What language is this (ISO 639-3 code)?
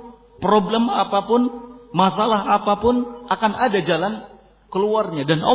ind